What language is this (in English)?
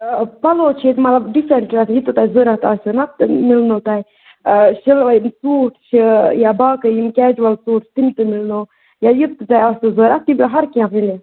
Kashmiri